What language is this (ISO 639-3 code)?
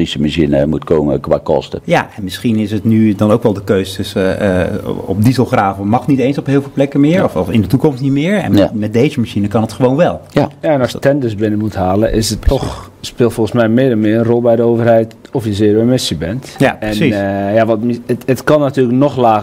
nld